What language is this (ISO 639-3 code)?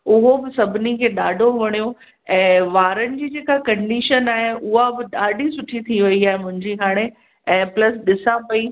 snd